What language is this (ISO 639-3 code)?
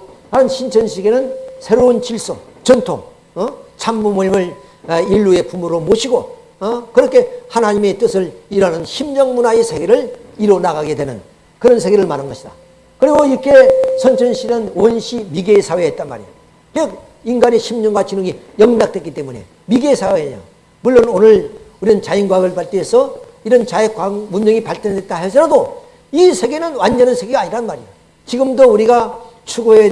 kor